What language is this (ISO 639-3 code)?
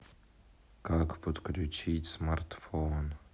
rus